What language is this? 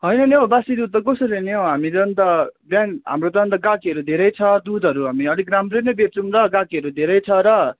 Nepali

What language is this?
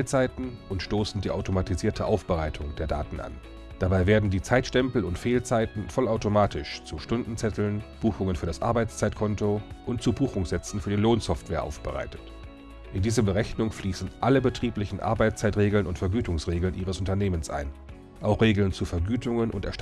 German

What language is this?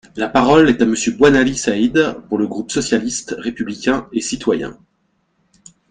French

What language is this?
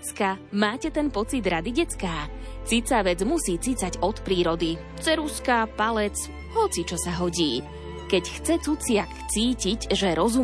Slovak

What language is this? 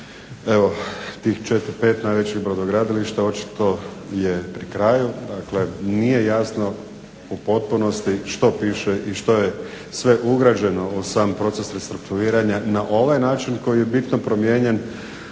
Croatian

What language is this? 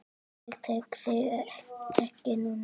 Icelandic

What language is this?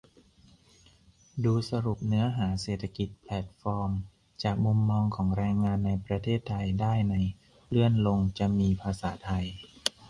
Thai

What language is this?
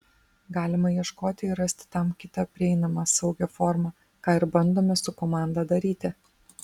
Lithuanian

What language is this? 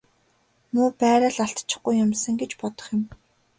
Mongolian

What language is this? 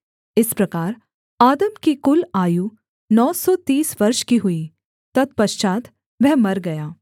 Hindi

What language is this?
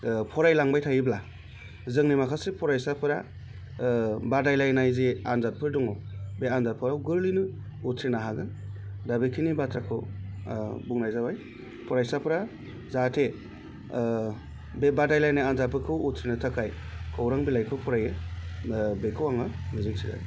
Bodo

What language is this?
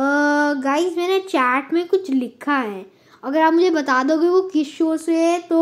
Hindi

